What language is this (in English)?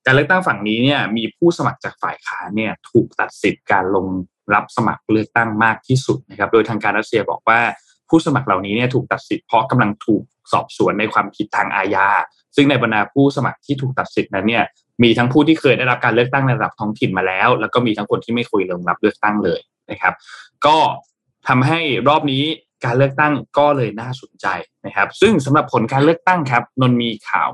Thai